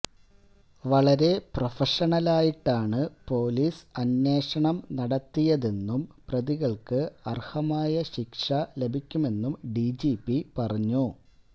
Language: Malayalam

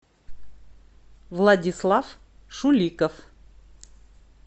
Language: Russian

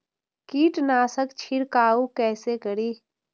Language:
Maithili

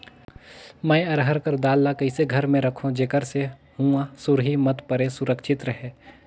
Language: Chhattisgarhi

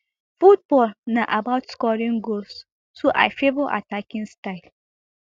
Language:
Nigerian Pidgin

